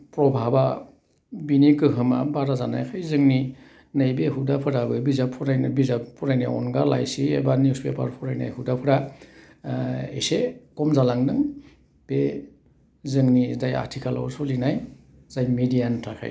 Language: Bodo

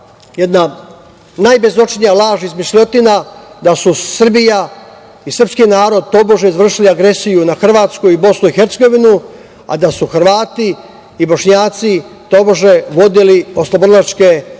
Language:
Serbian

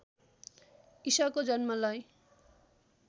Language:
Nepali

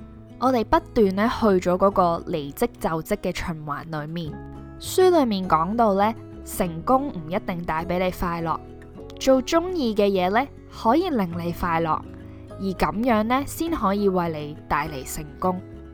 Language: Chinese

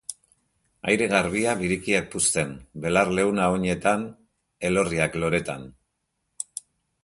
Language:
Basque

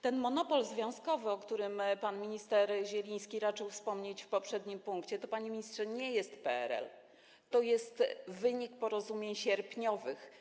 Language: Polish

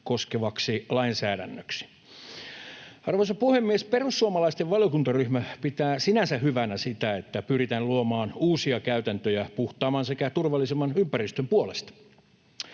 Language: Finnish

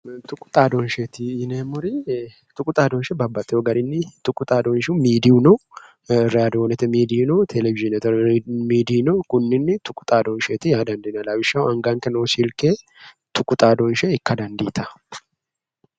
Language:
Sidamo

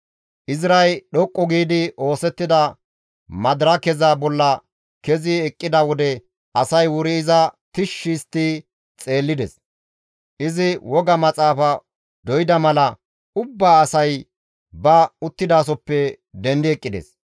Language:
Gamo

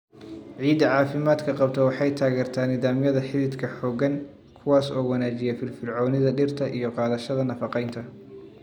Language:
Somali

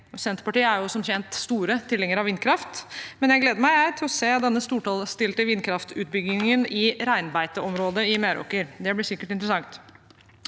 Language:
Norwegian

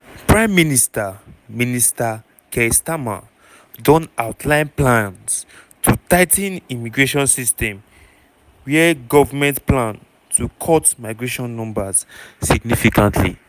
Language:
Nigerian Pidgin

